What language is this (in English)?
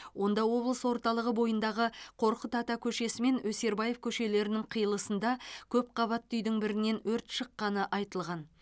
Kazakh